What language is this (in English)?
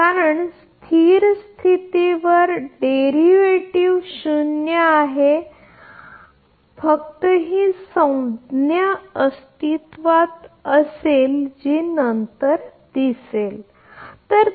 Marathi